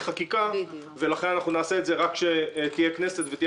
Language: Hebrew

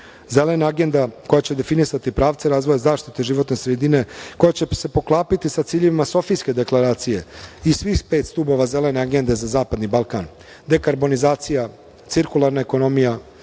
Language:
Serbian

